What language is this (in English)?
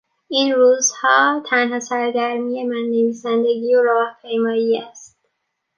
Persian